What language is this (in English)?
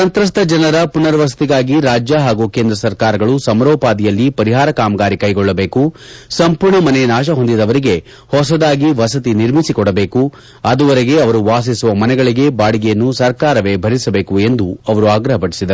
Kannada